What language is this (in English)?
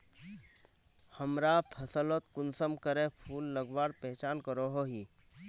Magahi